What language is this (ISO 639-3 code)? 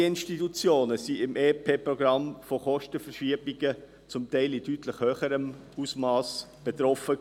gsw